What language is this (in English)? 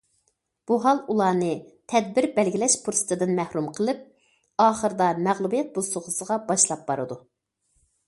Uyghur